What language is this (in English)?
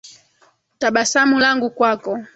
Swahili